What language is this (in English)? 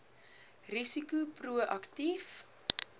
Afrikaans